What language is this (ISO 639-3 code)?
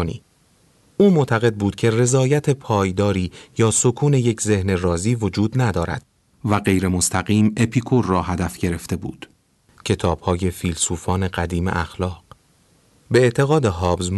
fas